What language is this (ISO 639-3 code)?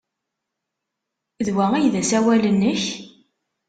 kab